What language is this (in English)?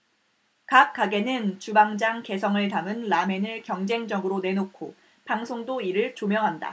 Korean